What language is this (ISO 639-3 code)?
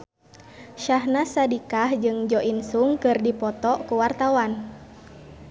sun